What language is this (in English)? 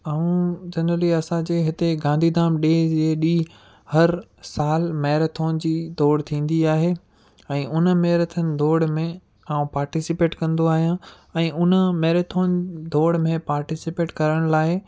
Sindhi